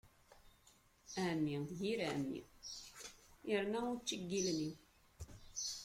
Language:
Kabyle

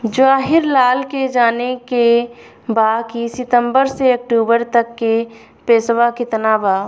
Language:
Bhojpuri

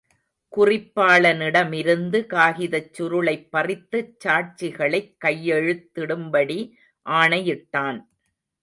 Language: Tamil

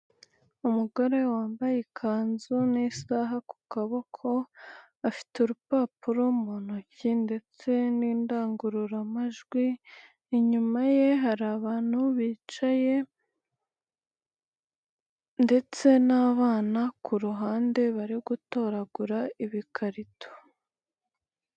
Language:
Kinyarwanda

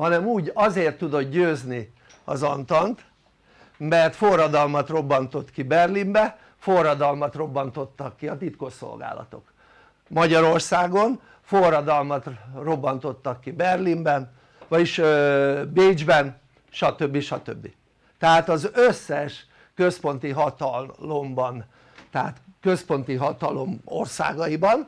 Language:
Hungarian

